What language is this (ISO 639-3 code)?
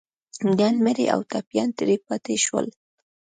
pus